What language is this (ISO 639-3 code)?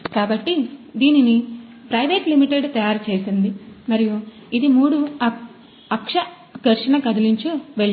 tel